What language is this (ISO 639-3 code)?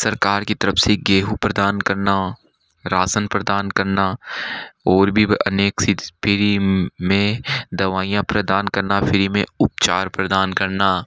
hin